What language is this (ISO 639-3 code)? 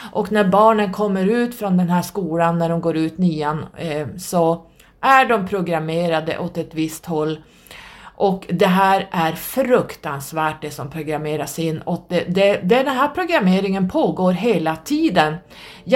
swe